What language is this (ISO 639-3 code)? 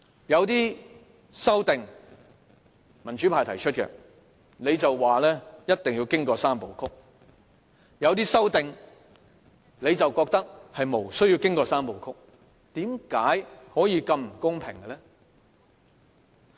yue